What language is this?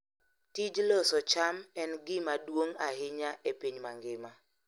Luo (Kenya and Tanzania)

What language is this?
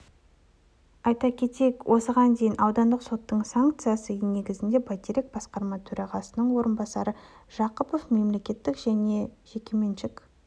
Kazakh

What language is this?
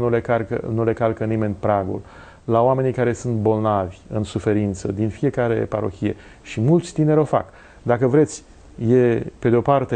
Romanian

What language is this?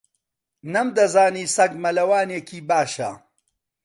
Central Kurdish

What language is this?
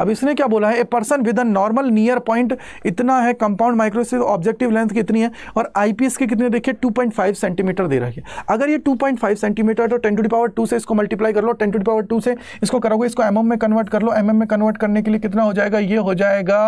Hindi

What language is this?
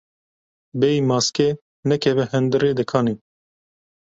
Kurdish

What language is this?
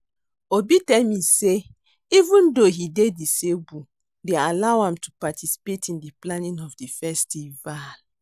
Nigerian Pidgin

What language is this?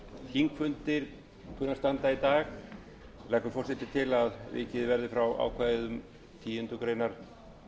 Icelandic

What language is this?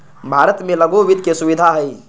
Magahi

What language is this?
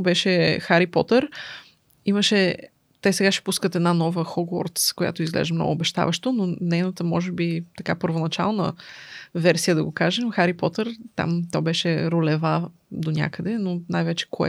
Bulgarian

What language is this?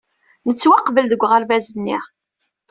Kabyle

